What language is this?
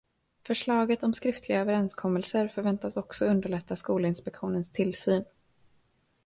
Swedish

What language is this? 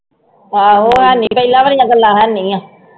Punjabi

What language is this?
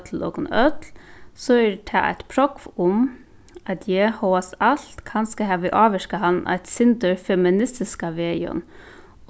Faroese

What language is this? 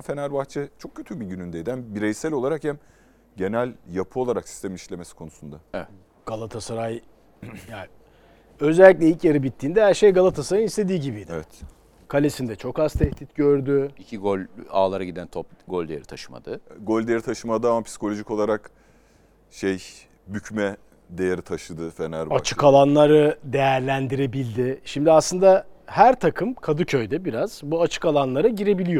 Turkish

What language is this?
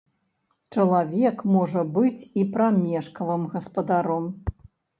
Belarusian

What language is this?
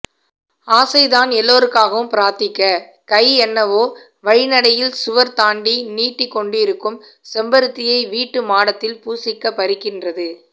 Tamil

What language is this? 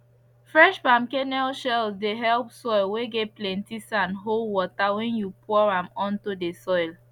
Nigerian Pidgin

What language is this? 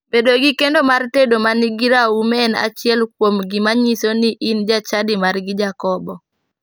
Luo (Kenya and Tanzania)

